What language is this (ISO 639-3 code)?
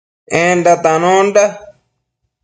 mcf